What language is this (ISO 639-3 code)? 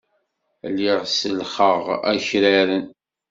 kab